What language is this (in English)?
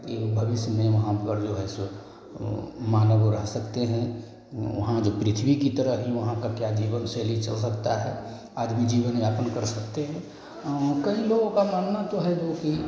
Hindi